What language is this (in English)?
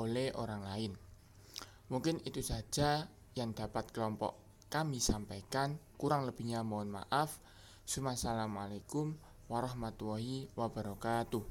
Indonesian